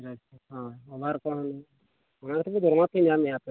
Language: Santali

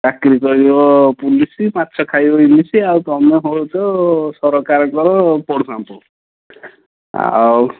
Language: Odia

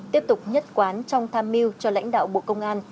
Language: Vietnamese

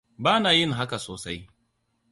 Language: Hausa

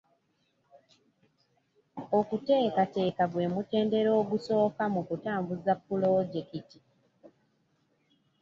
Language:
Ganda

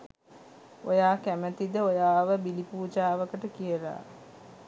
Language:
Sinhala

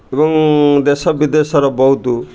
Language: Odia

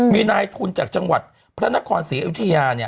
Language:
Thai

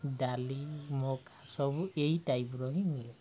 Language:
Odia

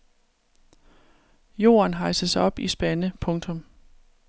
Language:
Danish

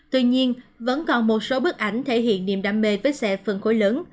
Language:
Vietnamese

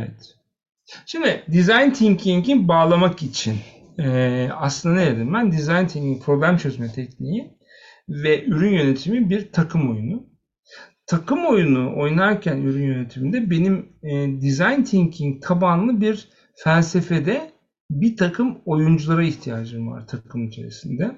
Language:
Turkish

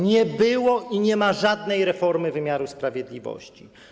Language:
Polish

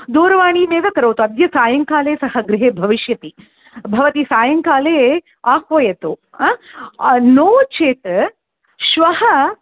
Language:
Sanskrit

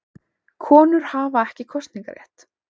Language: Icelandic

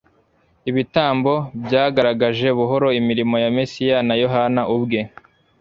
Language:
Kinyarwanda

